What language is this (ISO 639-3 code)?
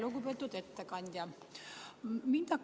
est